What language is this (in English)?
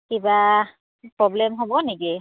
Assamese